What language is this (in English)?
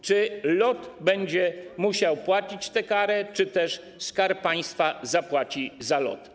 Polish